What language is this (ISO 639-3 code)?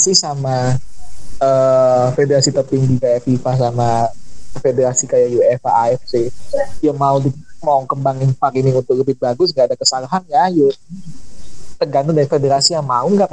ind